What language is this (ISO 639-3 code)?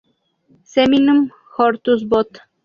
spa